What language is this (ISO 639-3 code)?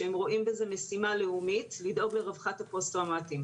heb